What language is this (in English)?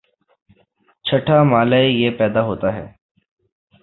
Urdu